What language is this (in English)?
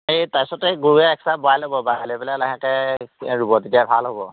Assamese